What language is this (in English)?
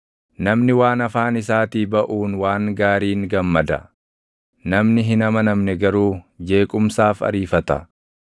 Oromo